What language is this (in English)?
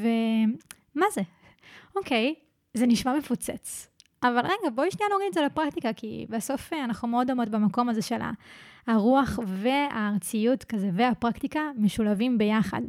Hebrew